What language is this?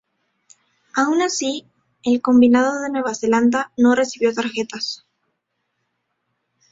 Spanish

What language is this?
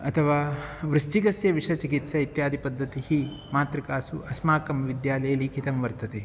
Sanskrit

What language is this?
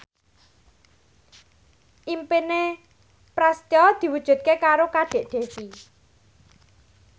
Javanese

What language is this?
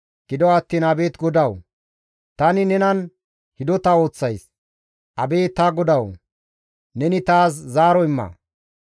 Gamo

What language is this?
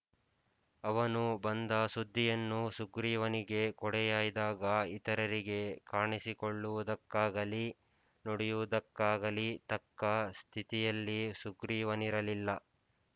Kannada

